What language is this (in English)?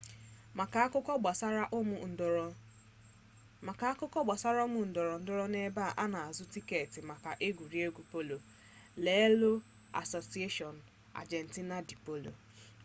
Igbo